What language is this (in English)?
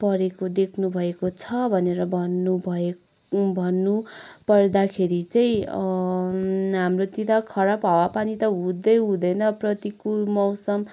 Nepali